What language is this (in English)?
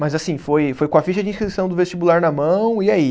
Portuguese